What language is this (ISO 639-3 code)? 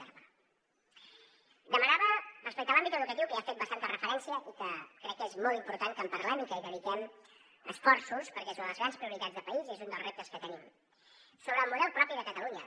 cat